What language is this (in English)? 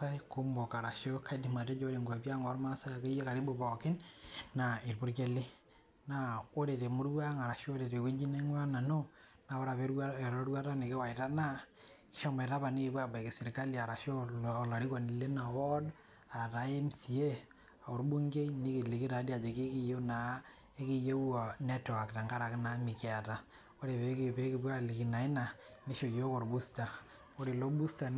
Masai